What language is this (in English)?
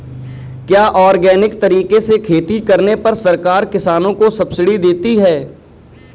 Hindi